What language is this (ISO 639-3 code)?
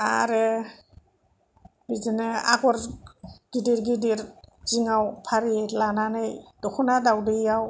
brx